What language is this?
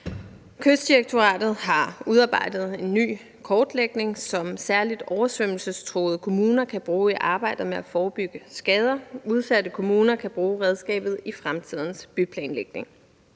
Danish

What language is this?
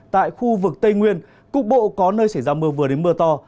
Vietnamese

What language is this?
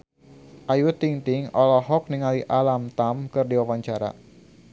Sundanese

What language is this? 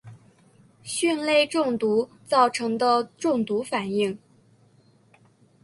Chinese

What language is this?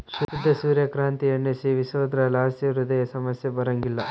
Kannada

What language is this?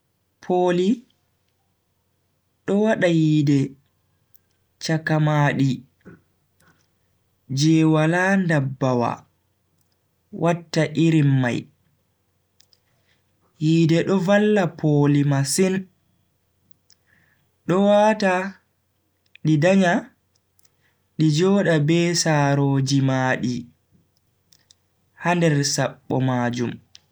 Bagirmi Fulfulde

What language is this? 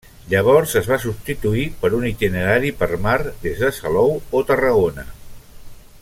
Catalan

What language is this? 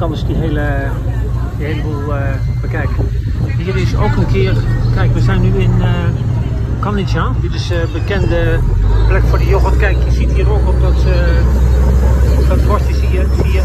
Dutch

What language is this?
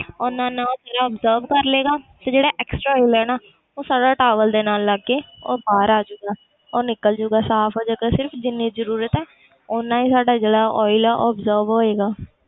Punjabi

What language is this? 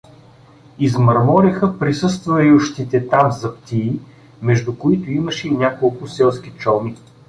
Bulgarian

